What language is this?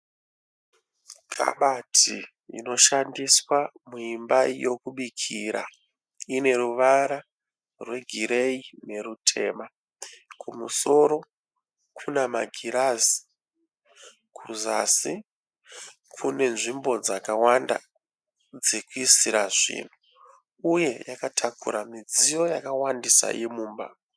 Shona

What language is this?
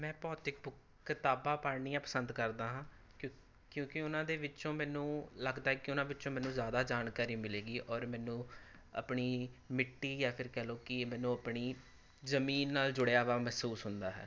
Punjabi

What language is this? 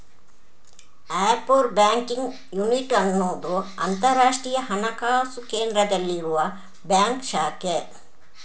Kannada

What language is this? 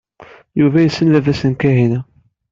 Kabyle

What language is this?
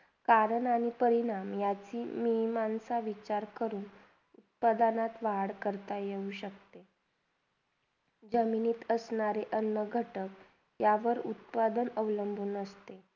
Marathi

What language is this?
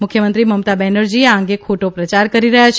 Gujarati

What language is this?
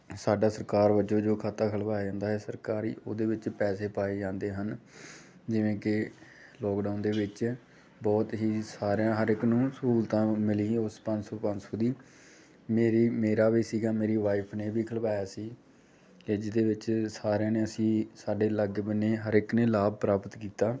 Punjabi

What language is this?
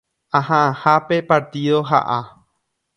Guarani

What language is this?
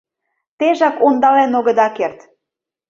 Mari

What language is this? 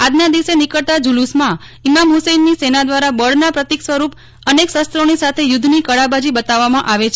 Gujarati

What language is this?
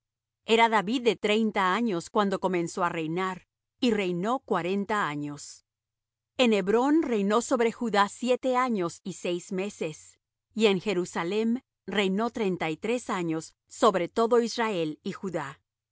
Spanish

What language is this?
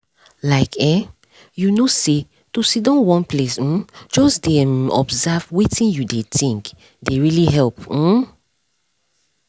Nigerian Pidgin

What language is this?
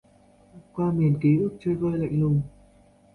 Vietnamese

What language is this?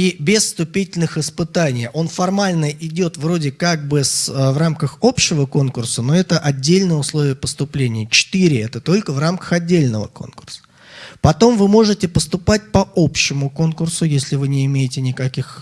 Russian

